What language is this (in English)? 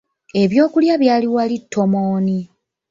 Ganda